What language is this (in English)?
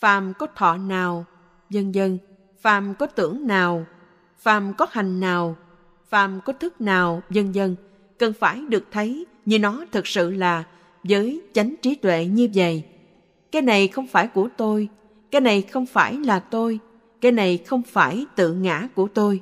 Vietnamese